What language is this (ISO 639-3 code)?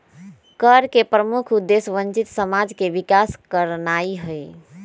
mag